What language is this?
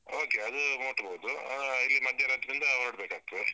Kannada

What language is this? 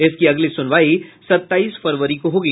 Hindi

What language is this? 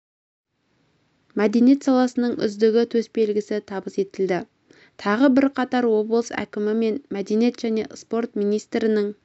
Kazakh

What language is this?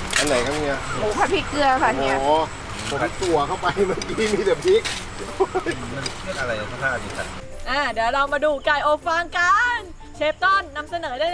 Thai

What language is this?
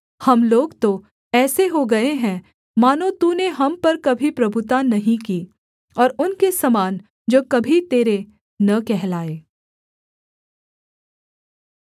Hindi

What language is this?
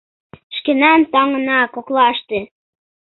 Mari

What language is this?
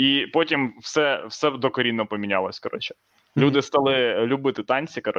Ukrainian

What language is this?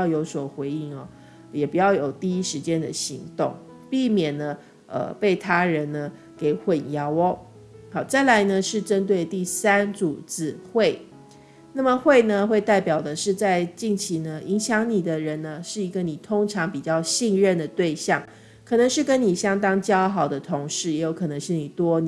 Chinese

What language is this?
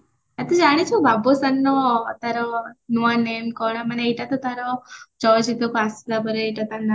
Odia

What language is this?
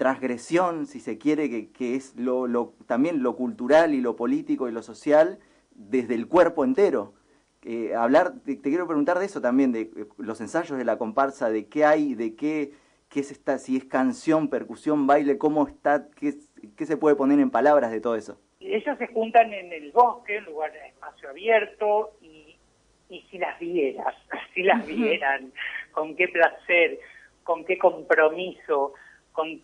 Spanish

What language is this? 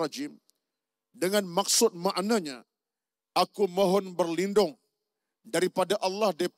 Malay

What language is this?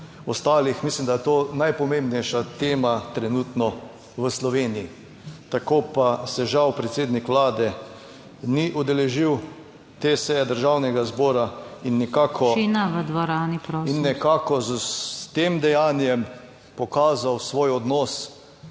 Slovenian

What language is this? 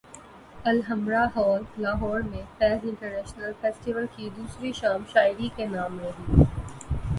Urdu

